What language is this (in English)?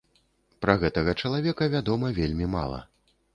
Belarusian